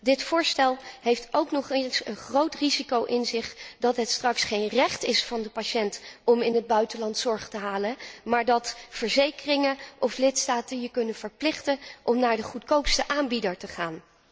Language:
Dutch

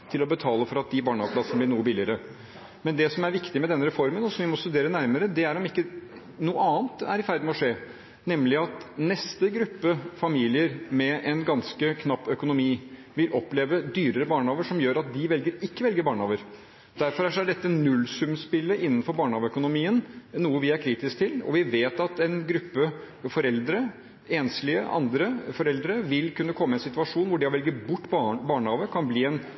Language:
Norwegian Bokmål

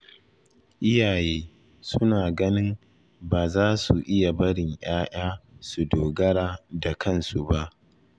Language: Hausa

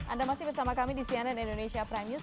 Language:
Indonesian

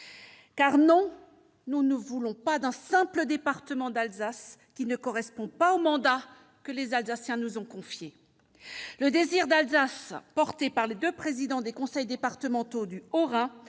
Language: French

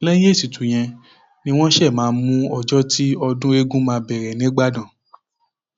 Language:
Yoruba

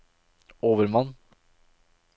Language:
Norwegian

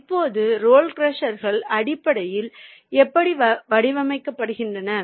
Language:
Tamil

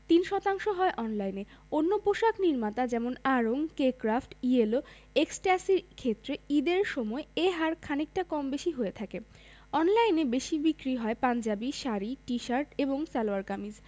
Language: Bangla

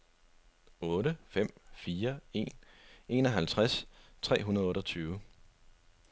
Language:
Danish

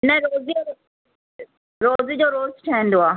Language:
Sindhi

